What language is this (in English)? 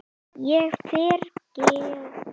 Icelandic